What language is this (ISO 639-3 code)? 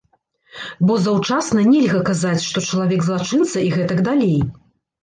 bel